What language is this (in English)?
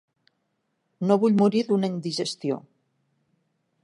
Catalan